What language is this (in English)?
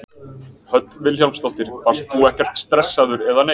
Icelandic